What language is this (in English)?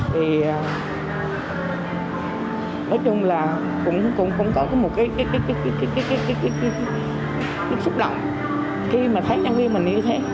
Vietnamese